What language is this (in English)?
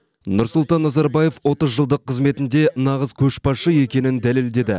Kazakh